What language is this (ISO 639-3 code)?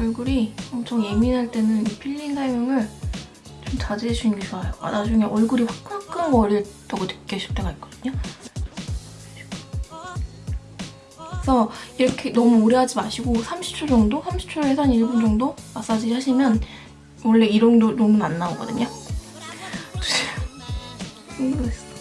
kor